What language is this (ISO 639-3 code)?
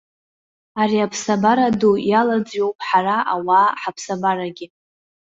abk